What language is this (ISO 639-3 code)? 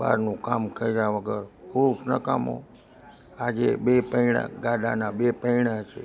guj